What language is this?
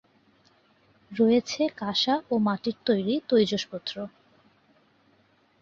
Bangla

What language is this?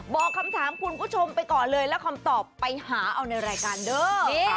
Thai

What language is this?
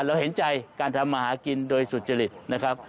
Thai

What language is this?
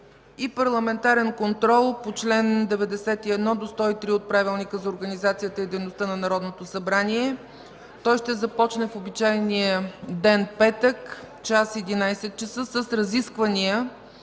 Bulgarian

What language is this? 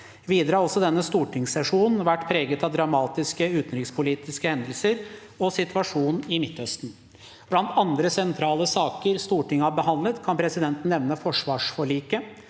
Norwegian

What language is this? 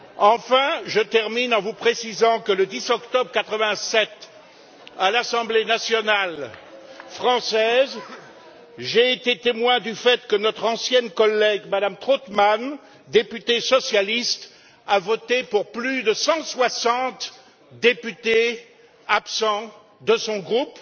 French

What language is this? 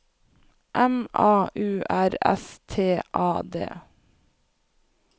Norwegian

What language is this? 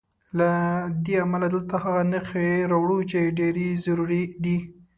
Pashto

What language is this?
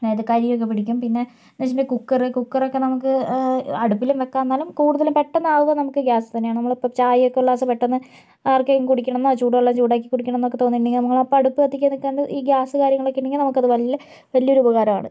Malayalam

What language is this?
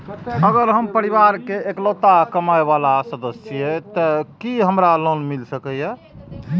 Maithili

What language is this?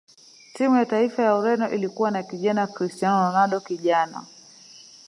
Swahili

